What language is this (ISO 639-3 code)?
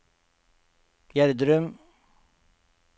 nor